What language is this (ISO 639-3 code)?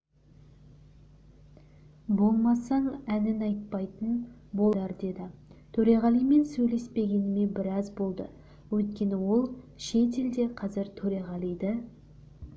kaz